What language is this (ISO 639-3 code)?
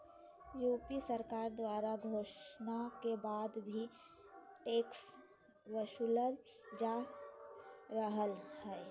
mag